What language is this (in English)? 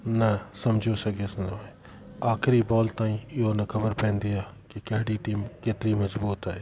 Sindhi